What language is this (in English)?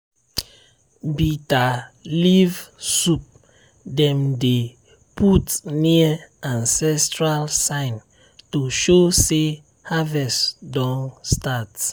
Nigerian Pidgin